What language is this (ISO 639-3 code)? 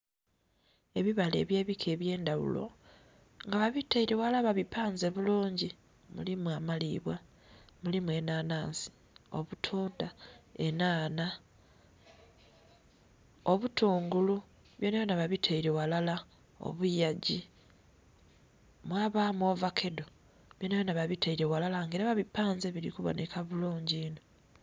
xog